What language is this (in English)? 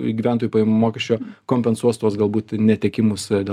Lithuanian